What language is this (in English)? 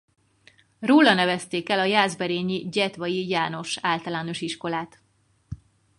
Hungarian